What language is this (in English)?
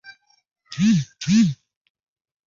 Chinese